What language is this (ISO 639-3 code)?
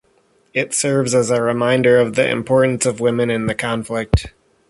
eng